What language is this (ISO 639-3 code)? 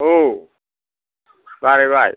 brx